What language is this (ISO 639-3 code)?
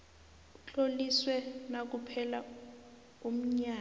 nbl